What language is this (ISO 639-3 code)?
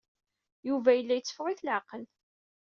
kab